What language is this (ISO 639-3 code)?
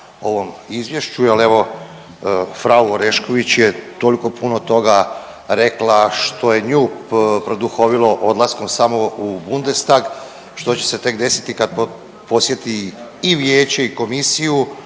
hrv